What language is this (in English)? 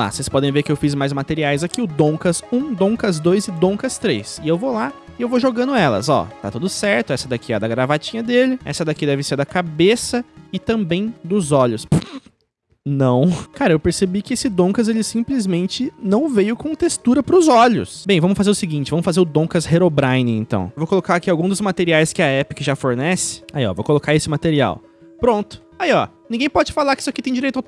Portuguese